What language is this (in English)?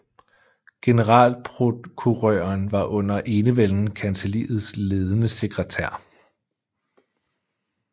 Danish